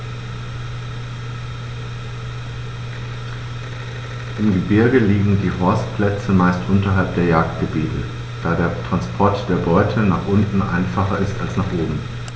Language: German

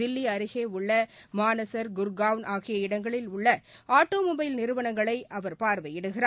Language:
Tamil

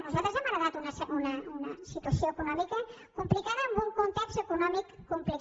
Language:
Catalan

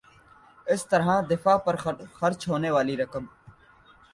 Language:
Urdu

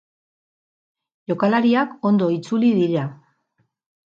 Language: Basque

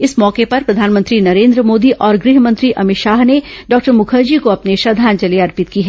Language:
Hindi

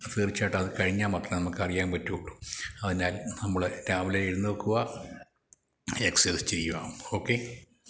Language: Malayalam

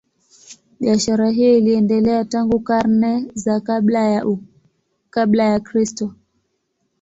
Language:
Swahili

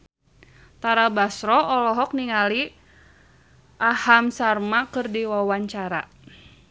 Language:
Sundanese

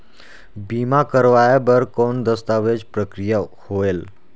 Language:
Chhattisgarhi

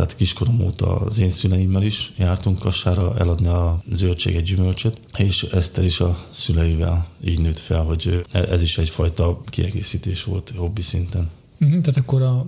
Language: Hungarian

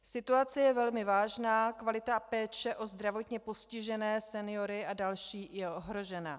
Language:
Czech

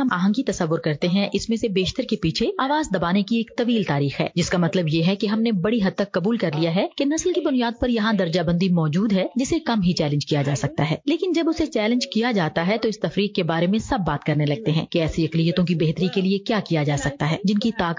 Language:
Urdu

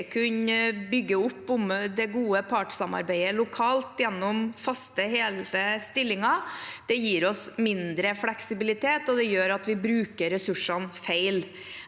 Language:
Norwegian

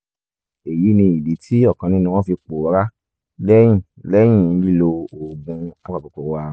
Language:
Yoruba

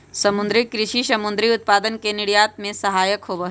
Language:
Magahi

